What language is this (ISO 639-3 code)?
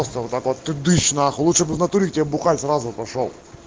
rus